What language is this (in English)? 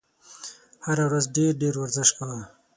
Pashto